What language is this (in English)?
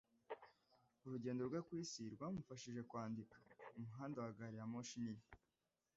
Kinyarwanda